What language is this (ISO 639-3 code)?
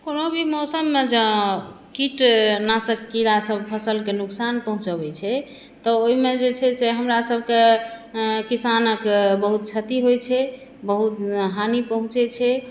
mai